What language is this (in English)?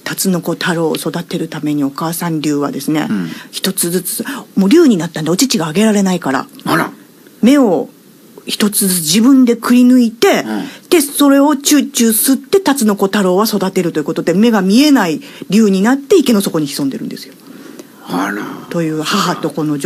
Japanese